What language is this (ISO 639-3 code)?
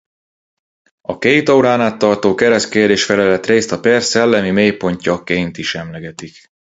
hun